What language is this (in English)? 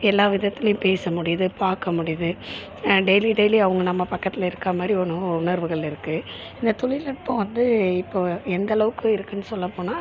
Tamil